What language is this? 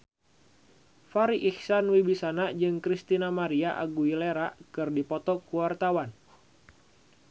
Sundanese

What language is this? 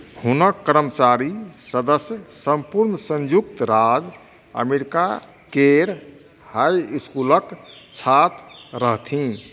Maithili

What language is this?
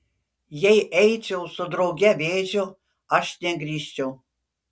Lithuanian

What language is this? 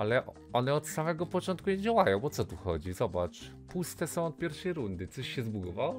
Polish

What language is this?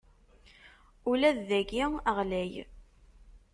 Kabyle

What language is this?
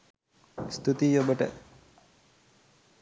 Sinhala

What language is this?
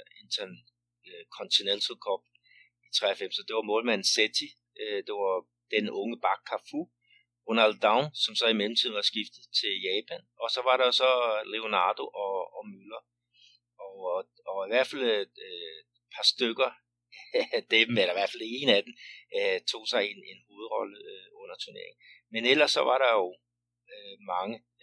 Danish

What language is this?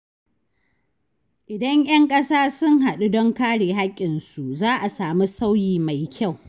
Hausa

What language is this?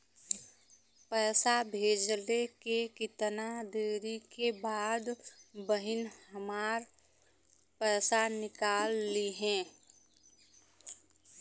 Bhojpuri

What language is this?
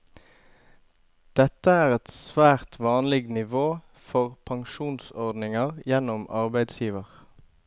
Norwegian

